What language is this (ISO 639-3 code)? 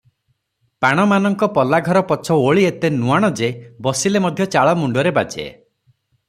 ori